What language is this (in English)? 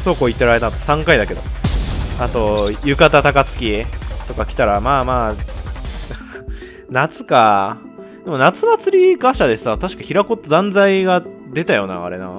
Japanese